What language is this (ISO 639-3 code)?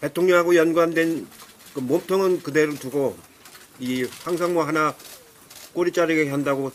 kor